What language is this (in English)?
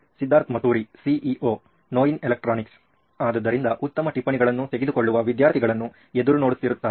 Kannada